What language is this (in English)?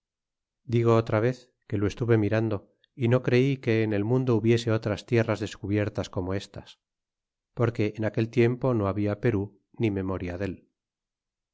Spanish